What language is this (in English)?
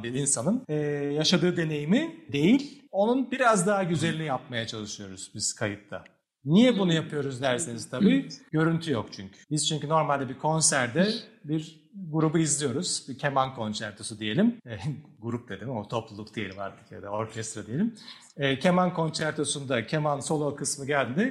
Turkish